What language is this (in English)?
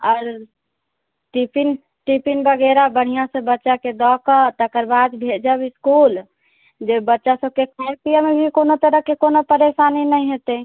Maithili